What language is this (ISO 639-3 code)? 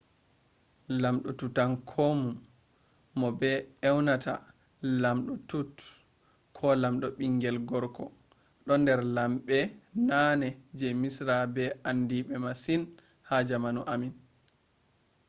ful